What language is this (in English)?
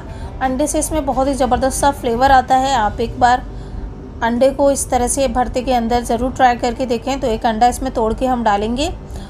Hindi